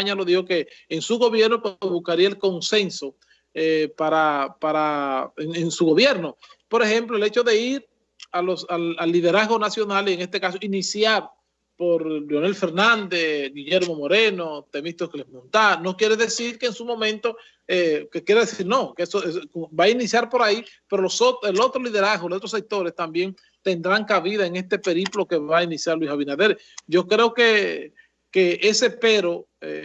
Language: Spanish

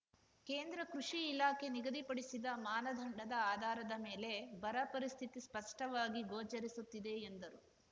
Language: Kannada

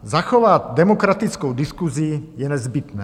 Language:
Czech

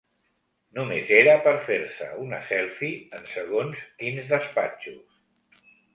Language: Catalan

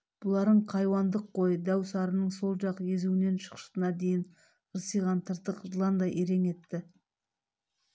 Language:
Kazakh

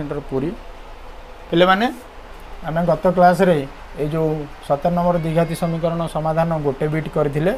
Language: Hindi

